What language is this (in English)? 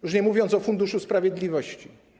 Polish